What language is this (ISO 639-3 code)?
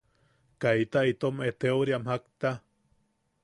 yaq